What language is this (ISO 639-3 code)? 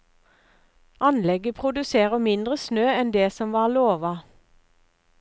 nor